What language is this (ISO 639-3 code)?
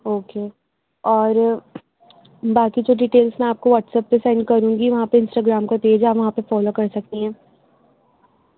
urd